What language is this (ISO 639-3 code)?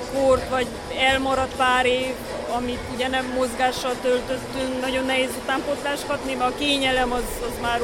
hun